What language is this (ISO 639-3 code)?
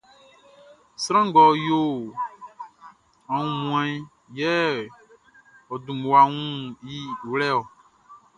bci